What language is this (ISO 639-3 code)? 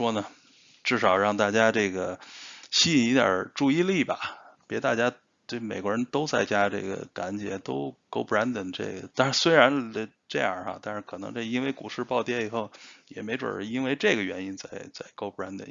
zho